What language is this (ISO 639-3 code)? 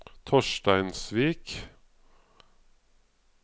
nor